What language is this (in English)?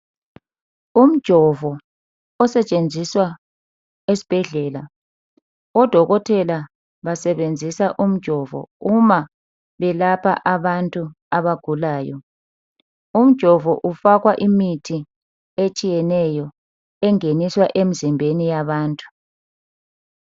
North Ndebele